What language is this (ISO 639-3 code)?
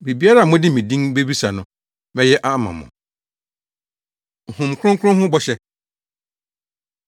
aka